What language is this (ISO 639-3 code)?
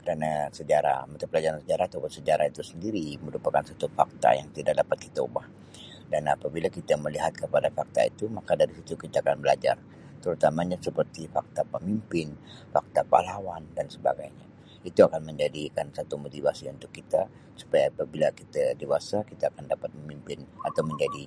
msi